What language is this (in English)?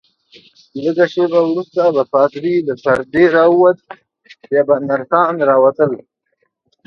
Pashto